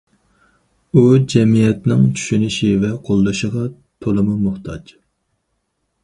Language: Uyghur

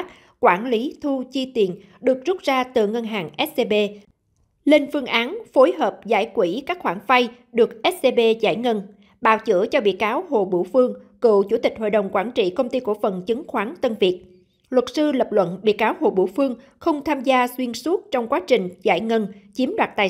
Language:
Vietnamese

